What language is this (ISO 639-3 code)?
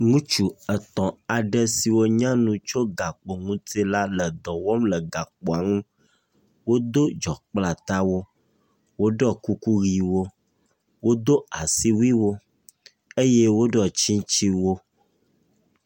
ewe